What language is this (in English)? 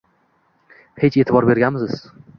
Uzbek